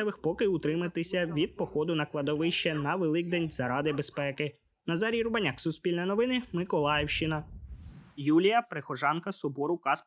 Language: Ukrainian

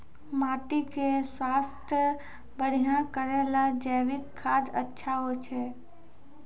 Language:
Maithili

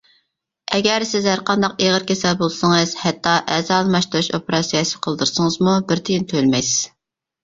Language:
Uyghur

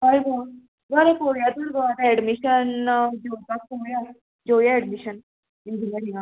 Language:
Konkani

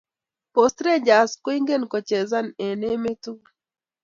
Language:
Kalenjin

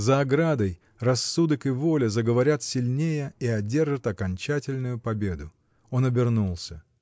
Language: Russian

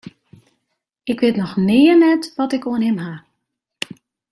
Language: Western Frisian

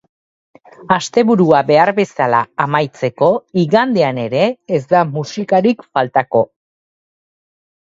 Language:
Basque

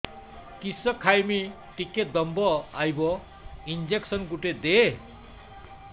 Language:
Odia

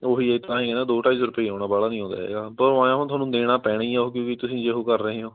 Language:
Punjabi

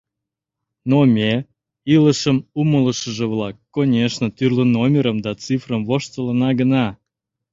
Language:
Mari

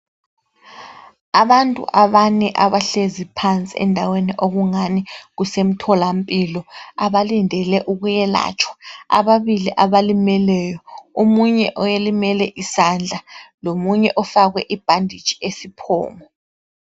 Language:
North Ndebele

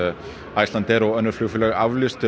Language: Icelandic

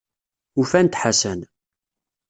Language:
Kabyle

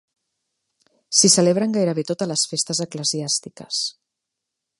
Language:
Catalan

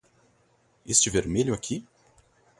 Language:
Portuguese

